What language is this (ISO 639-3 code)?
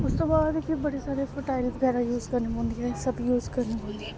doi